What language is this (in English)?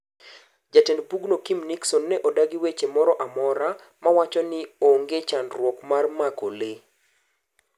Luo (Kenya and Tanzania)